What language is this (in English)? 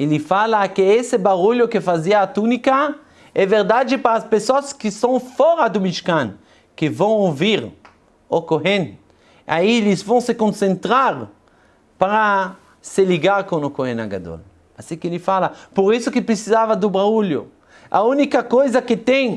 Portuguese